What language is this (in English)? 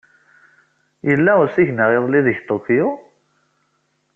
Kabyle